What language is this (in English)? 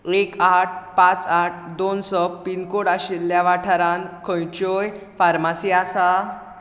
Konkani